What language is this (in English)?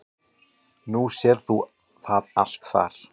Icelandic